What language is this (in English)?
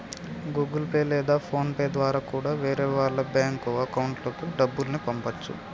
Telugu